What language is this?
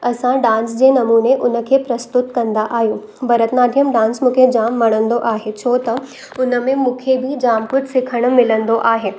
Sindhi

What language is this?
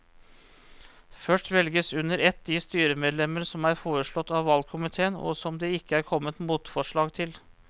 Norwegian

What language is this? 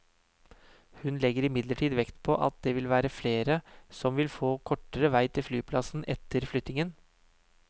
Norwegian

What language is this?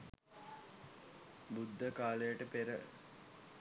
Sinhala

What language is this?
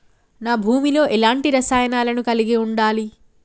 Telugu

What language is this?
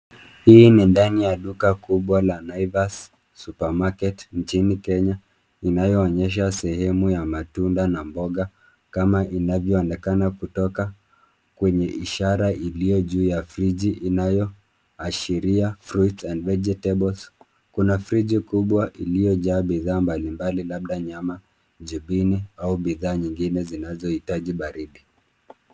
Swahili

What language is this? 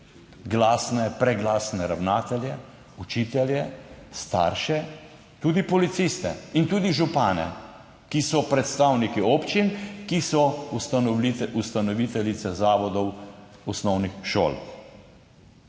Slovenian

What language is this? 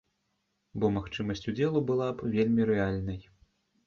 Belarusian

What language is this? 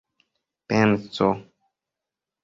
Esperanto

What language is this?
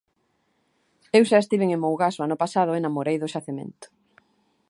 Galician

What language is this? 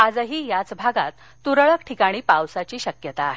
Marathi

